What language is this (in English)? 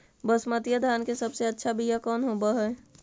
Magahi